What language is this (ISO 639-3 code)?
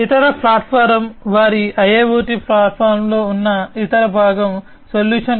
tel